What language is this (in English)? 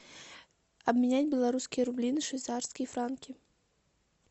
Russian